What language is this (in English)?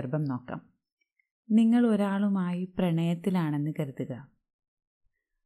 Malayalam